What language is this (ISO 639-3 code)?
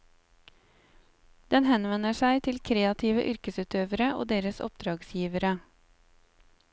nor